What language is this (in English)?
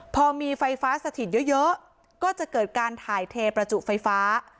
Thai